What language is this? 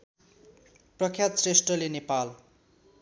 Nepali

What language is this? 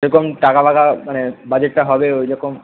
Bangla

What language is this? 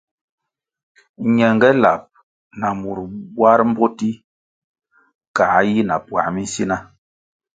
Kwasio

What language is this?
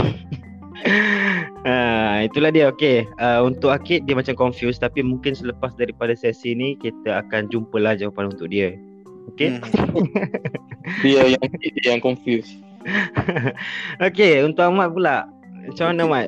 Malay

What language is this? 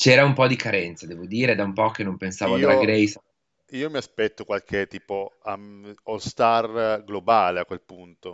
Italian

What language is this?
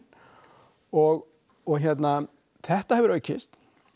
Icelandic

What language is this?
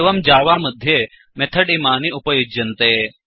Sanskrit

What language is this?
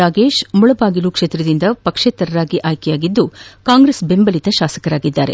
Kannada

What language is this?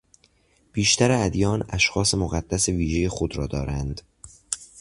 Persian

